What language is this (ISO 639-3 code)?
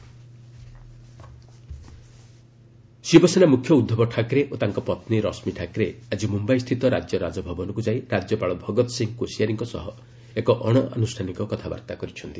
ori